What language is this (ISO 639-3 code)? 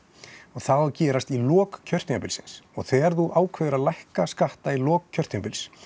isl